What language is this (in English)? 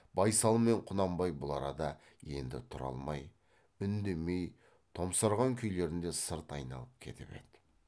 Kazakh